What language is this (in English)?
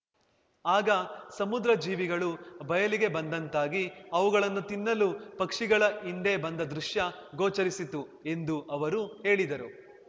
Kannada